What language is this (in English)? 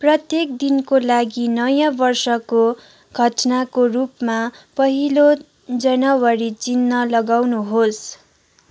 Nepali